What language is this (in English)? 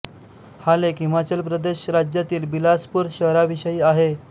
Marathi